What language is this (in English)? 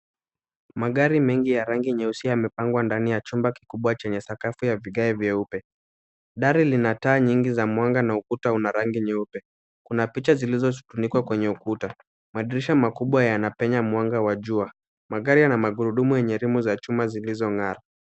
Swahili